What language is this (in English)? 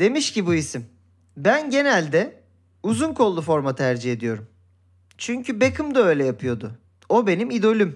Turkish